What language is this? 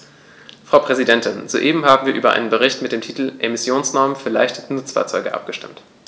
German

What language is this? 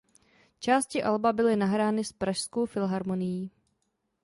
Czech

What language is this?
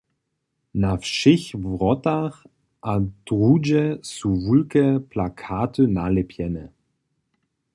Upper Sorbian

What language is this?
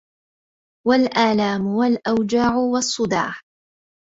Arabic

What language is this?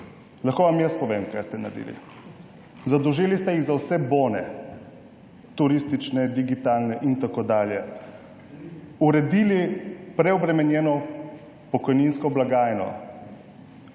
Slovenian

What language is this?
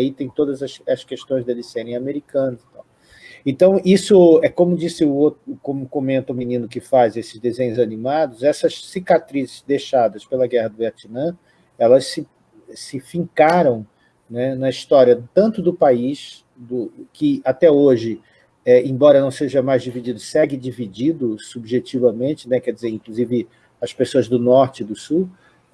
Portuguese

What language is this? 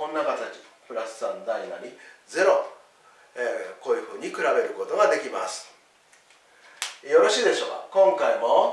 Japanese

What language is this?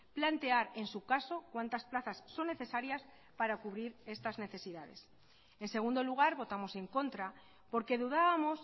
Spanish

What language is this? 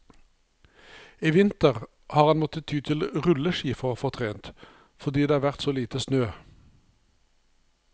Norwegian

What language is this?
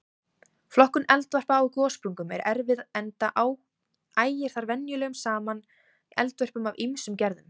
Icelandic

